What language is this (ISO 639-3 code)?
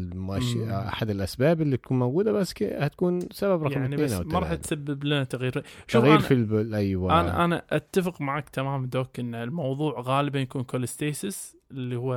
ara